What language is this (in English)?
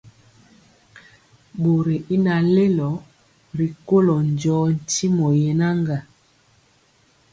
Mpiemo